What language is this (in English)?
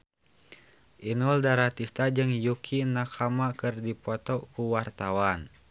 Sundanese